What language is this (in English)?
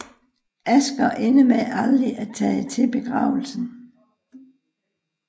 Danish